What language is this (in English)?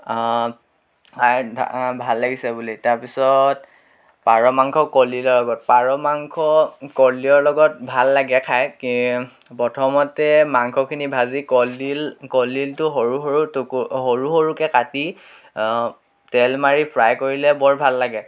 Assamese